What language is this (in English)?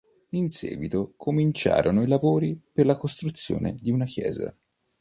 Italian